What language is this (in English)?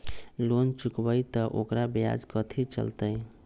Magahi